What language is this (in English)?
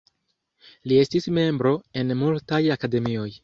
Esperanto